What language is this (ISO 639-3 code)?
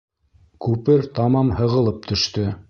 bak